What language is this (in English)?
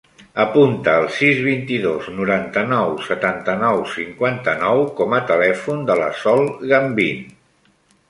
Catalan